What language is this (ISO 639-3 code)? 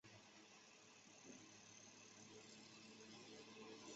zho